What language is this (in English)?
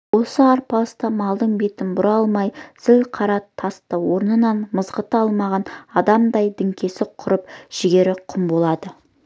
Kazakh